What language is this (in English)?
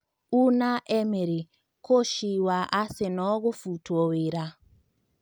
Kikuyu